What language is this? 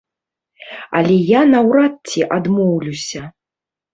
Belarusian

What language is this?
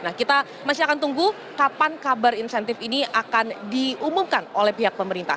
Indonesian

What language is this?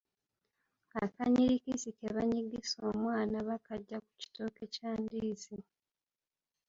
Ganda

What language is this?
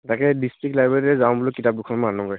Assamese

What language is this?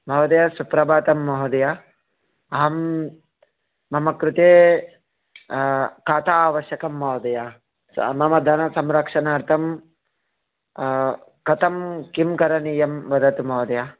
Sanskrit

